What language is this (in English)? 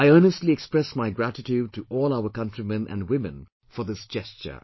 English